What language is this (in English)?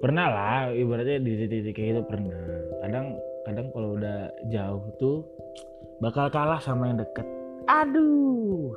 Indonesian